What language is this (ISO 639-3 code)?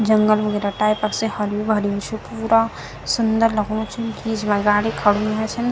gbm